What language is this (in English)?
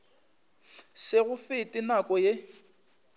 Northern Sotho